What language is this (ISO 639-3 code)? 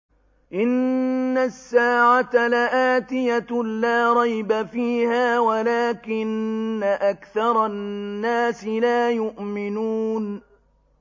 ara